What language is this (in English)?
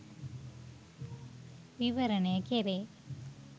Sinhala